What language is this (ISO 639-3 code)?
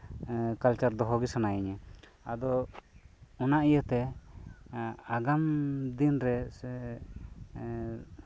sat